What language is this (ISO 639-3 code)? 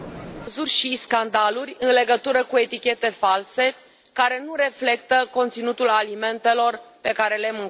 ron